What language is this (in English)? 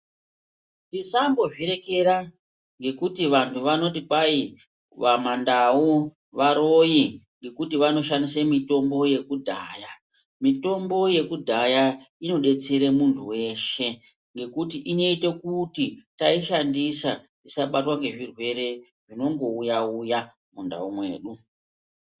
Ndau